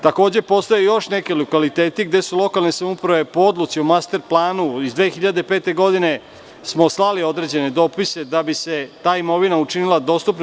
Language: Serbian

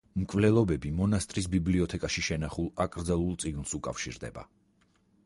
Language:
Georgian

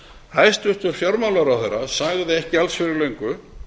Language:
Icelandic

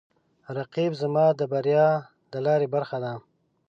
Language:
Pashto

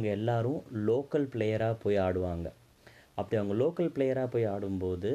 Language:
Tamil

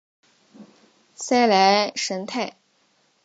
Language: Chinese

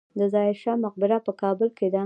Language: Pashto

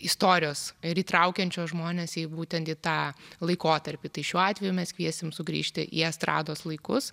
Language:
Lithuanian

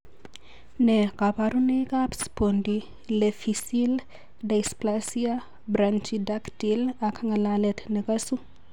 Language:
Kalenjin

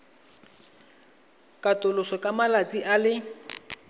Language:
Tswana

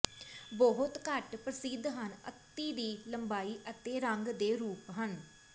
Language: Punjabi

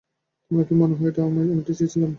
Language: Bangla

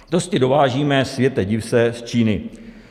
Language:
Czech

